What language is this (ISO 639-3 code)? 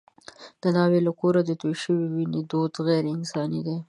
pus